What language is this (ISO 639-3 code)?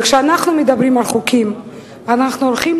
heb